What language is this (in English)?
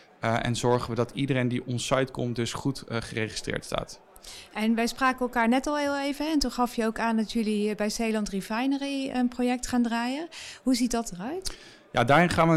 Dutch